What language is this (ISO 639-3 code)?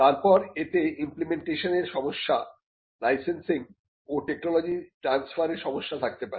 ben